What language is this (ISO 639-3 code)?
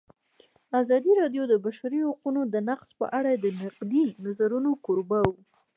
pus